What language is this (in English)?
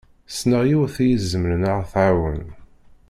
Kabyle